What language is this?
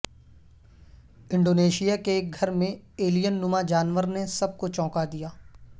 Urdu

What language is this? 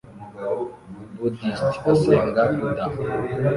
Kinyarwanda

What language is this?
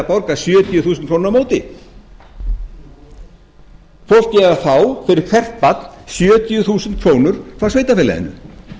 Icelandic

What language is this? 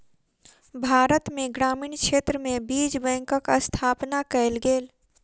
Maithili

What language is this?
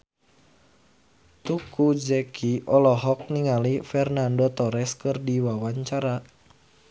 Sundanese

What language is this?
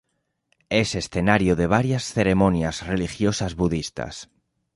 Spanish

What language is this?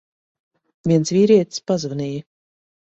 Latvian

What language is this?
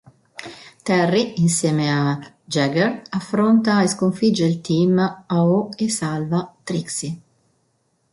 Italian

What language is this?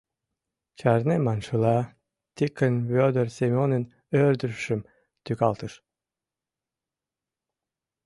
Mari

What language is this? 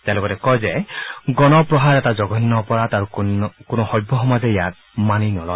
Assamese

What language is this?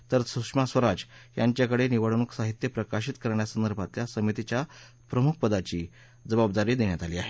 Marathi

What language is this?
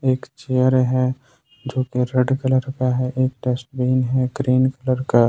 Hindi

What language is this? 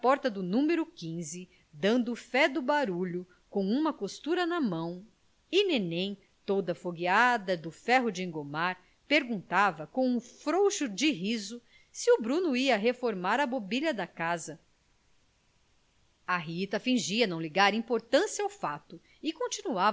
Portuguese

